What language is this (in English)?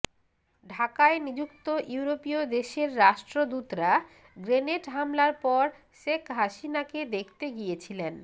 Bangla